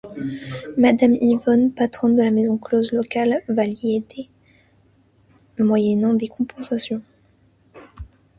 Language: French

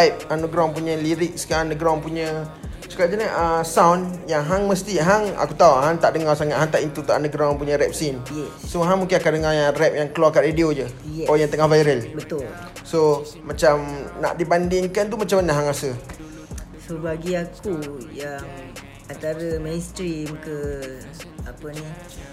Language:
Malay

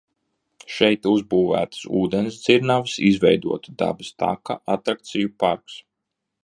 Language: Latvian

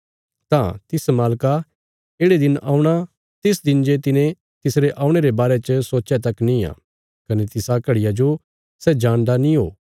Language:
Bilaspuri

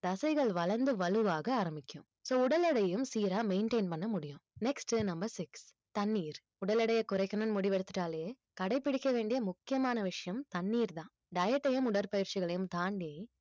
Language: Tamil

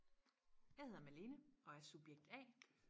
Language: Danish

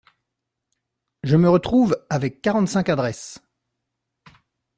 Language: French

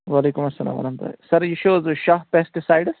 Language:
Kashmiri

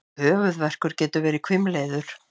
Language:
Icelandic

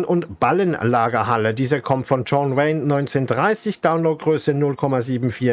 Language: German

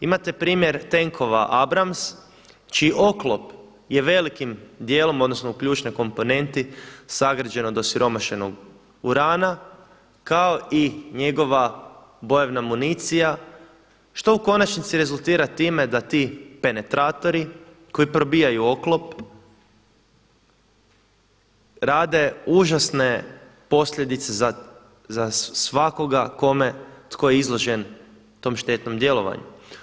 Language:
Croatian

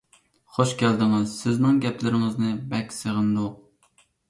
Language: Uyghur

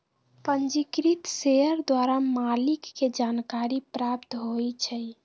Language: Magahi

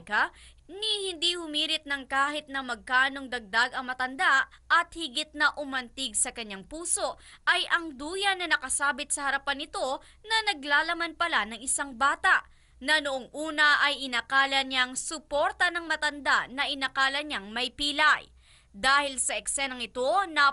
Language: Filipino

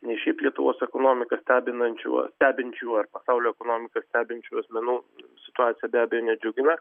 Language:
Lithuanian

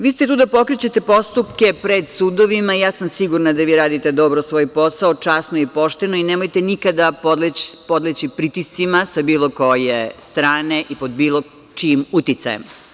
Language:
Serbian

